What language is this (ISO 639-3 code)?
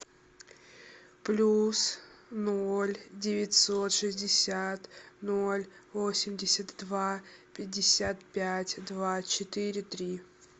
rus